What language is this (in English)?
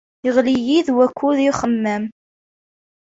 Kabyle